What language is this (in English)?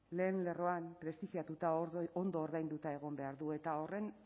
Basque